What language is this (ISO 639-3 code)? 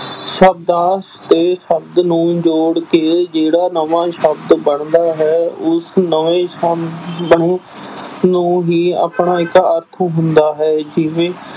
pan